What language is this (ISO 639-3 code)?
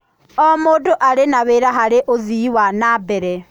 kik